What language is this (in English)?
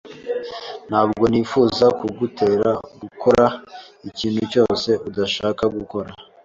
Kinyarwanda